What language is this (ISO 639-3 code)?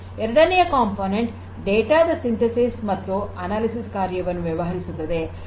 kan